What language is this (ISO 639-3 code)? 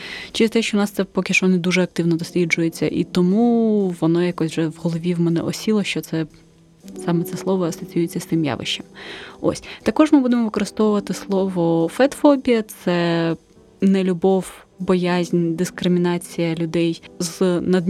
ukr